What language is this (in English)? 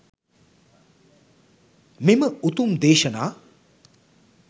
Sinhala